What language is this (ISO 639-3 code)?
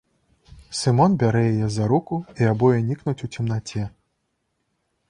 bel